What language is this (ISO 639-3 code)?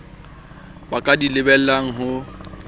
sot